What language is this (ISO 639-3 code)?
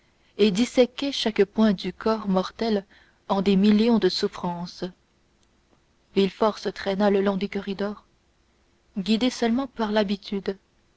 fra